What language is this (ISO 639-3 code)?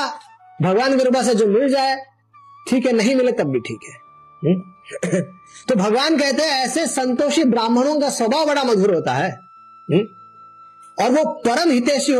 hin